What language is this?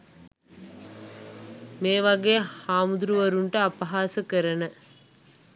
Sinhala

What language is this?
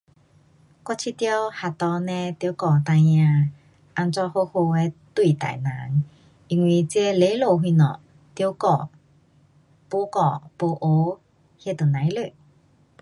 Pu-Xian Chinese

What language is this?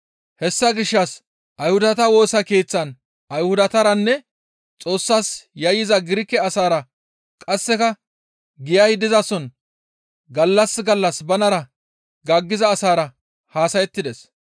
Gamo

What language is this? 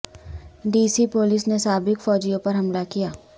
Urdu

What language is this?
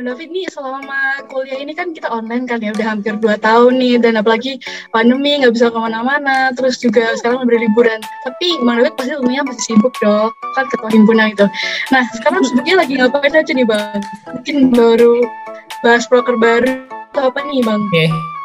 Indonesian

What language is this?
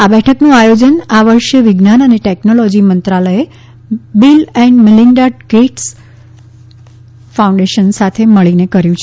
Gujarati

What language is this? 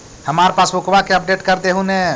Magahi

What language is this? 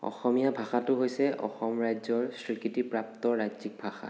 Assamese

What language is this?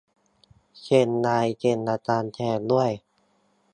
Thai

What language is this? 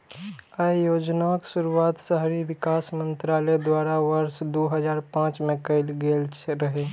Maithili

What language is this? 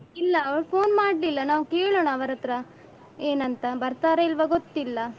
Kannada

